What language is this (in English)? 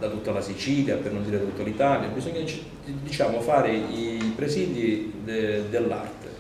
Italian